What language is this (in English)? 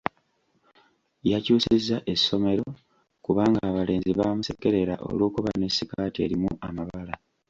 Ganda